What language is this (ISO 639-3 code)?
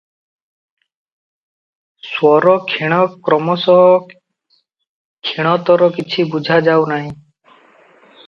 ori